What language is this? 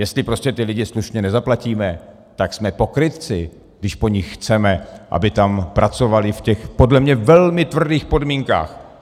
Czech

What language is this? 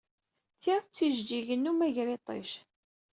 Kabyle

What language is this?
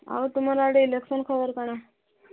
Odia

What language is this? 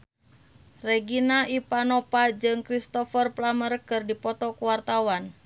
Sundanese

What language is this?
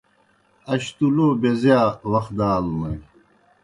Kohistani Shina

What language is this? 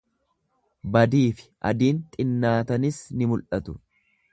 Oromo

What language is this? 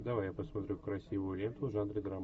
Russian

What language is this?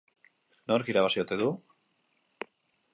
Basque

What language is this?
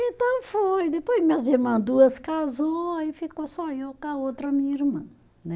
Portuguese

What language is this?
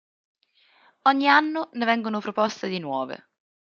Italian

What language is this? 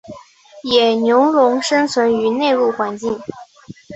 Chinese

